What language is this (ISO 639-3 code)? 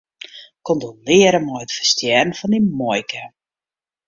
fry